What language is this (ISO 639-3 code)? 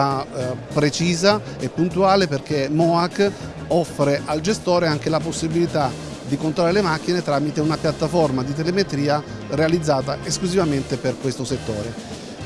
ita